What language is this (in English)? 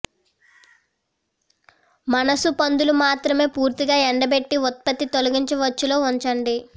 Telugu